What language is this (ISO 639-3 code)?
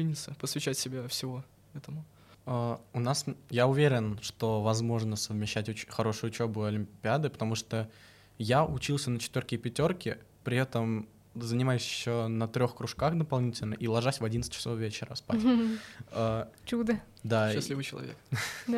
rus